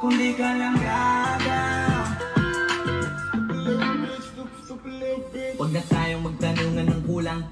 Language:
Indonesian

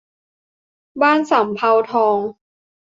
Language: Thai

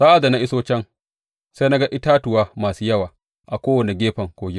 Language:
Hausa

